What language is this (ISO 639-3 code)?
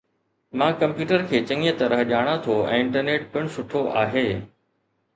snd